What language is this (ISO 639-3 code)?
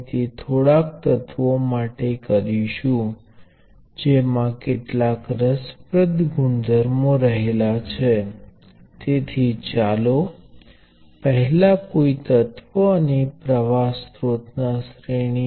guj